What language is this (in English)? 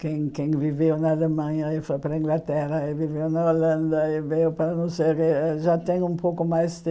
Portuguese